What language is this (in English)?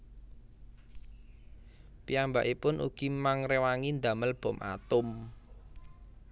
Javanese